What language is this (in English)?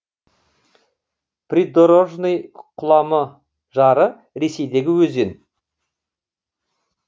Kazakh